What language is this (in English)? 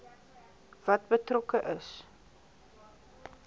Afrikaans